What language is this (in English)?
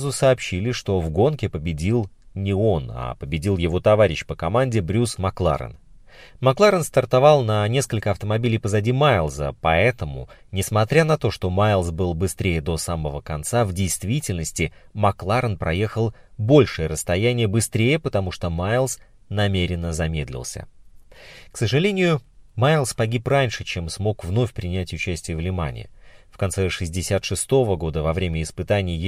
Russian